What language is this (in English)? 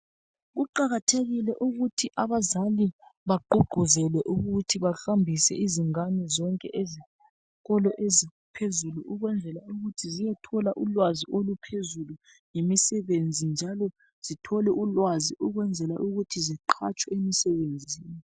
North Ndebele